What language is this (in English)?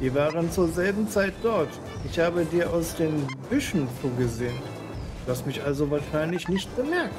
German